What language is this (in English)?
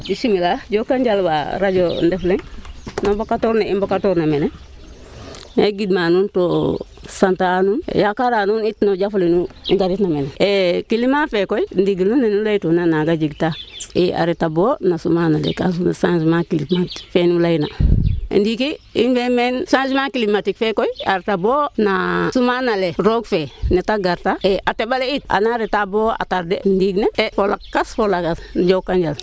Wolof